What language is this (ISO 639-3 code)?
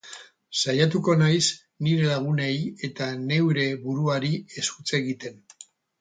eus